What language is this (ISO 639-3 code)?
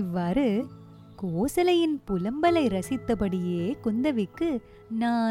tam